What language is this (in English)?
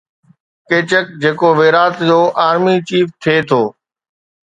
Sindhi